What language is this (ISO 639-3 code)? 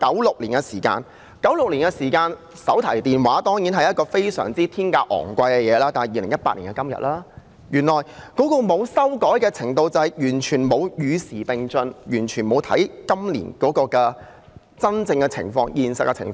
yue